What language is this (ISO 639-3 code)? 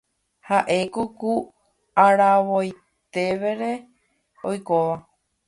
grn